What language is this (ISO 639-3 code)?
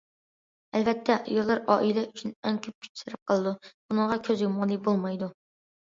uig